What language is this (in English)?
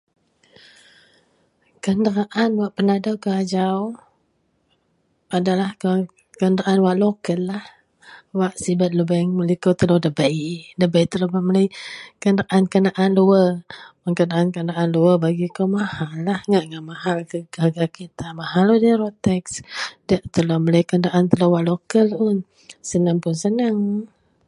Central Melanau